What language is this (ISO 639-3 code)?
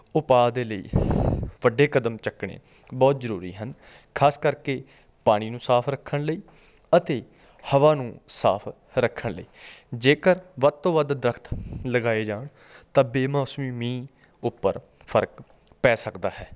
pan